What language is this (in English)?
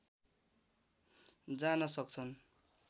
Nepali